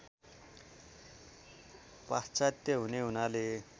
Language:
Nepali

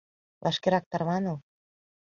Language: Mari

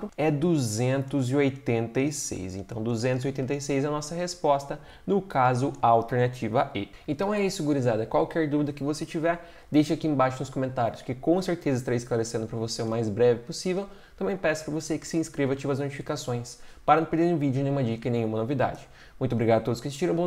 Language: Portuguese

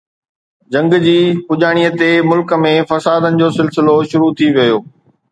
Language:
Sindhi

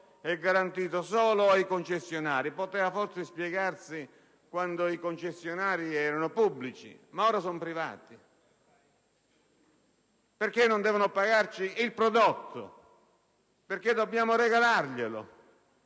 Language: Italian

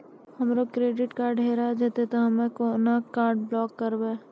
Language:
Maithili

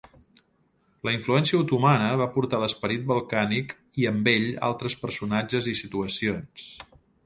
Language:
Catalan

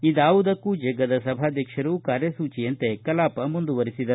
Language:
Kannada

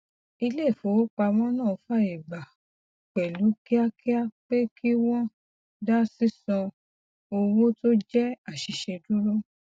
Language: Yoruba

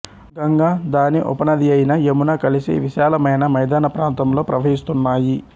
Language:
Telugu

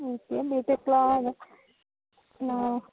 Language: Telugu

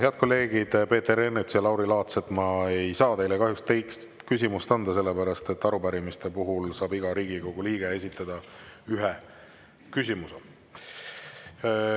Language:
Estonian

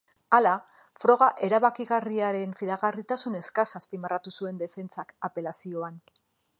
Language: Basque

